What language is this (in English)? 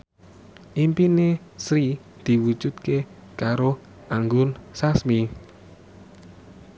Javanese